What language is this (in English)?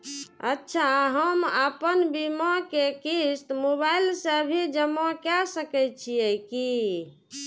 Maithili